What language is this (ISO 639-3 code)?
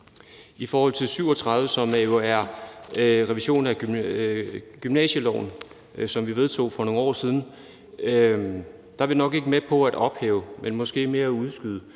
dan